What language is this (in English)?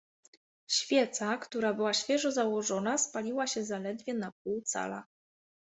Polish